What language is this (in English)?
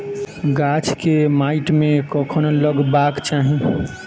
Maithili